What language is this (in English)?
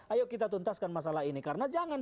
Indonesian